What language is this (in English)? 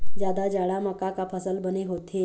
Chhattisgarhi